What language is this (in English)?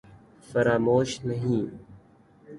Urdu